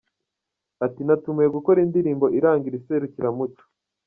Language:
Kinyarwanda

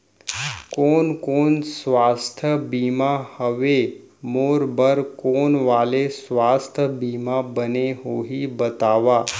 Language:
Chhattisgarhi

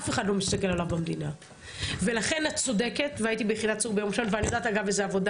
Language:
Hebrew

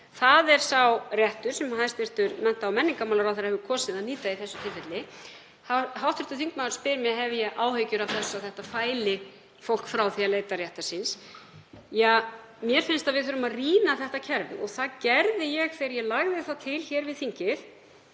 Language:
Icelandic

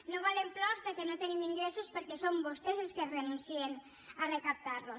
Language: Catalan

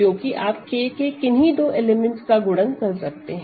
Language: Hindi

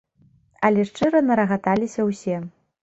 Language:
Belarusian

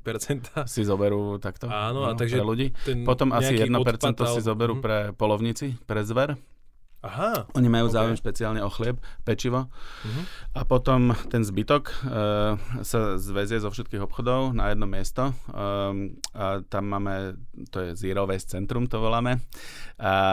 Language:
Slovak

